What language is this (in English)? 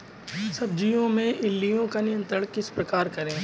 Hindi